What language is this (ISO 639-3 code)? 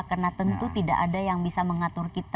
ind